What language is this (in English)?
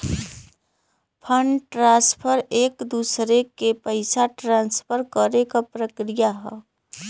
Bhojpuri